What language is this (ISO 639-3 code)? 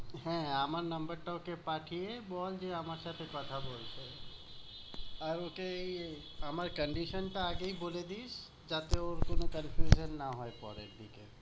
ben